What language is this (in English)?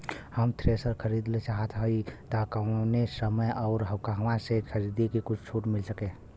Bhojpuri